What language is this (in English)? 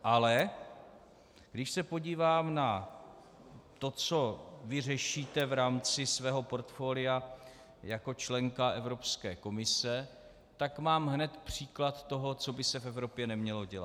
Czech